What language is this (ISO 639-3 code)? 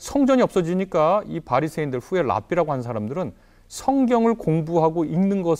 kor